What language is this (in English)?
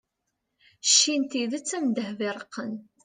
Kabyle